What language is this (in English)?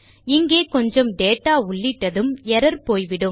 Tamil